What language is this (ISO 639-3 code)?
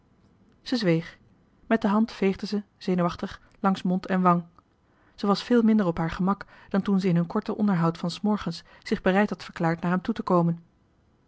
nld